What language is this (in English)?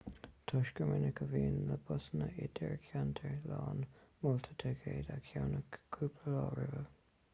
Irish